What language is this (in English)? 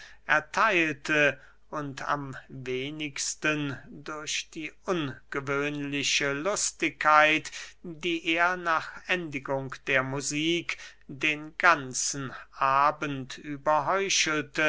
German